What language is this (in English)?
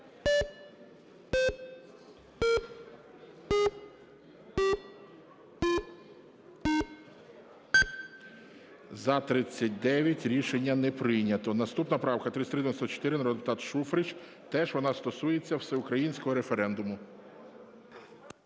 Ukrainian